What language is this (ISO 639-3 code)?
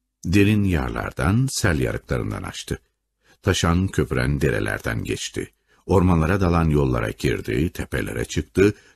tur